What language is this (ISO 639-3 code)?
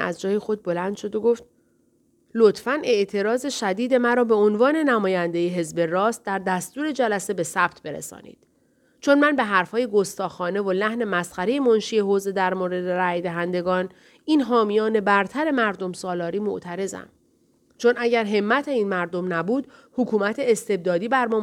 fas